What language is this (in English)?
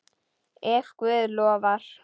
Icelandic